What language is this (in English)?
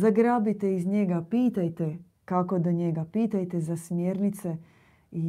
Croatian